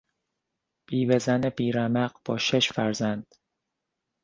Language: Persian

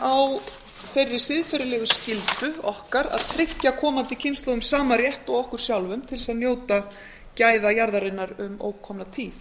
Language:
Icelandic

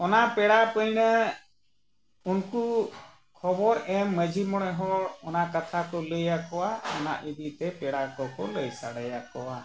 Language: Santali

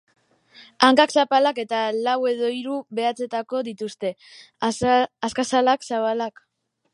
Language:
Basque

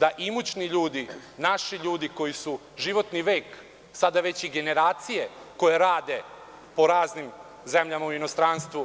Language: Serbian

